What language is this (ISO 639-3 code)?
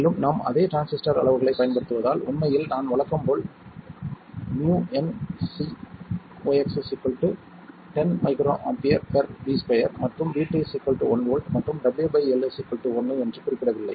tam